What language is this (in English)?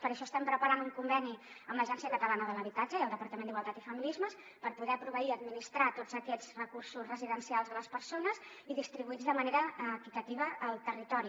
Catalan